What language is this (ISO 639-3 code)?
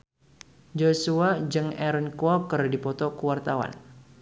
sun